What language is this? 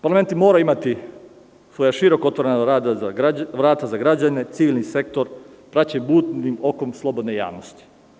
Serbian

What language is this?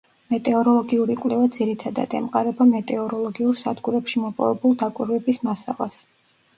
Georgian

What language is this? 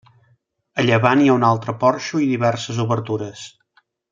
Catalan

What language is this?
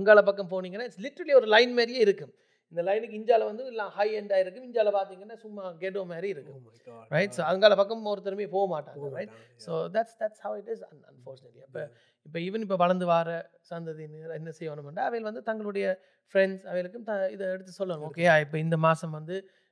Tamil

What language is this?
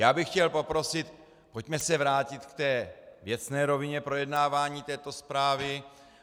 Czech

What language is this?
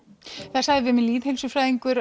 Icelandic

